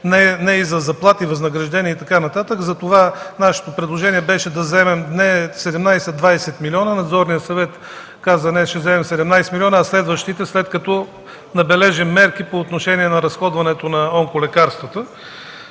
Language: Bulgarian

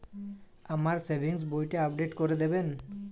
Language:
Bangla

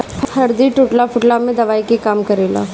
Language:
Bhojpuri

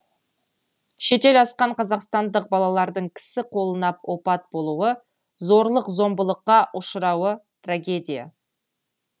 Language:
Kazakh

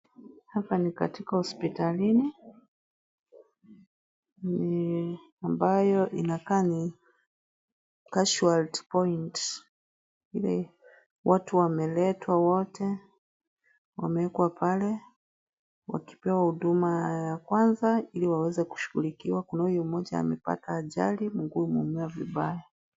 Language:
Swahili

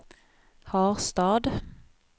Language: Swedish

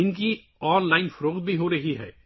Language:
Urdu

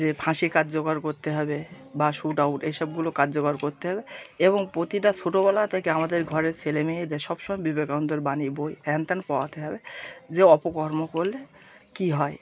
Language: Bangla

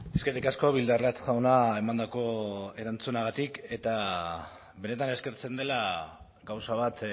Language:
Basque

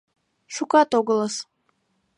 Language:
Mari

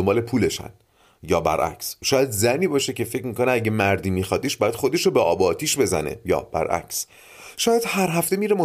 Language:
Persian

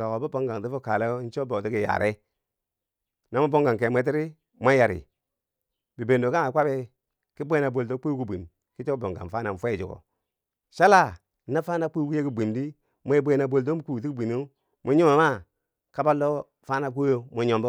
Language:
Bangwinji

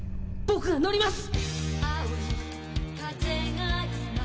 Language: Japanese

